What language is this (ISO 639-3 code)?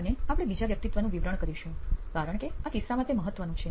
guj